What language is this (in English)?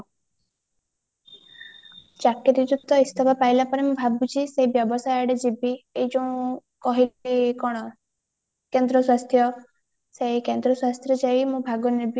Odia